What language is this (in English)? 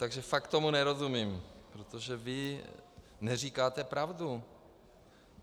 Czech